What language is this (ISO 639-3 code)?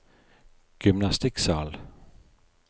nor